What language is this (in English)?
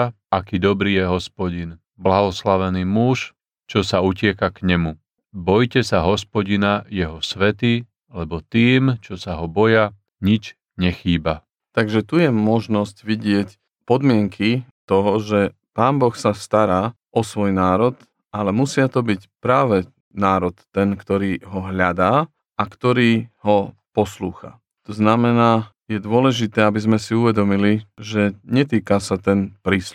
Slovak